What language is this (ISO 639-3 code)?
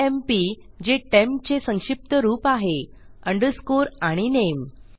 mar